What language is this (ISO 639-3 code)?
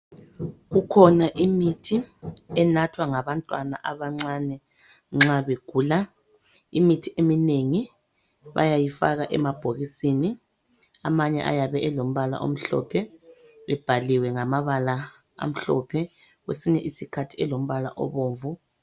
nde